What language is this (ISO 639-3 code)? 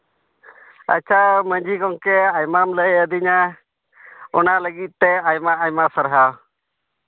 sat